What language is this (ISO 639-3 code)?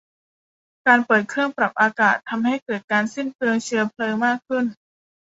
tha